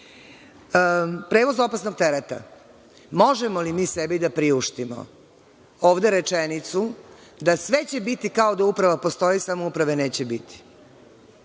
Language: Serbian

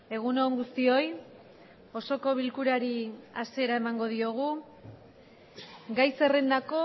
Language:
Basque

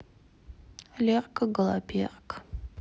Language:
Russian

